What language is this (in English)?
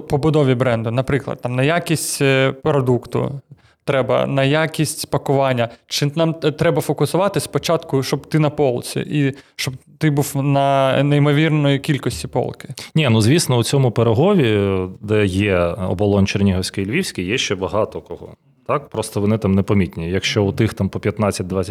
Ukrainian